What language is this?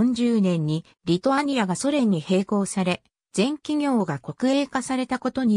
Japanese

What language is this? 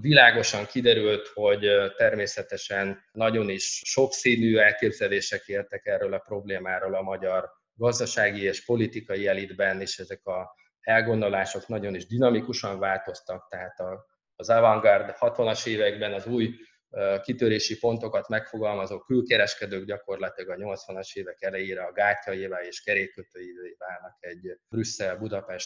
Hungarian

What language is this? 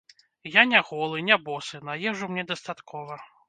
Belarusian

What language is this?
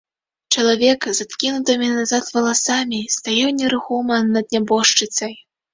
Belarusian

